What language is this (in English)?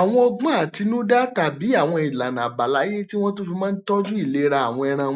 Yoruba